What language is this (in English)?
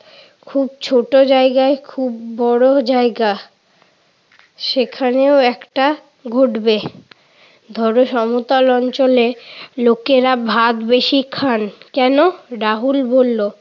Bangla